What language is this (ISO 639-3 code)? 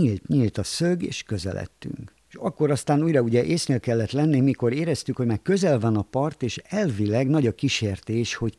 hun